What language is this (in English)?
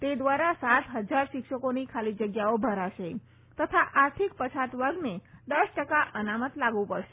Gujarati